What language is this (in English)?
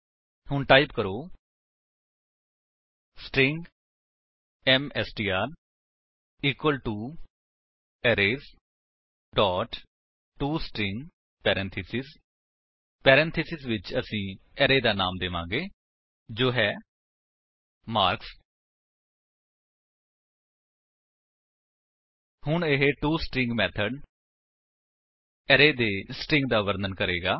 Punjabi